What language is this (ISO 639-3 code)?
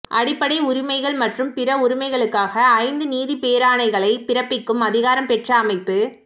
tam